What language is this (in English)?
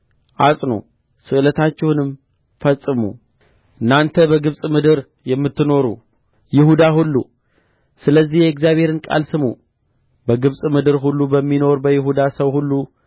Amharic